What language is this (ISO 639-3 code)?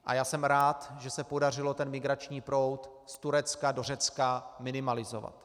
ces